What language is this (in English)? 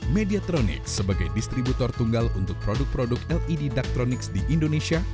Indonesian